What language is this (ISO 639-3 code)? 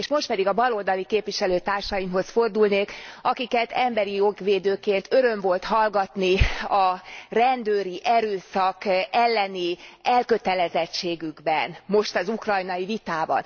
hun